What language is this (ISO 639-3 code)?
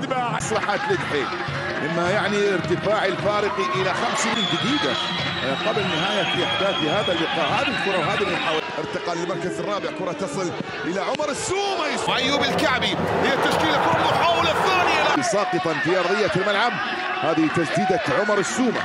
ara